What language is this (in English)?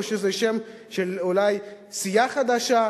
Hebrew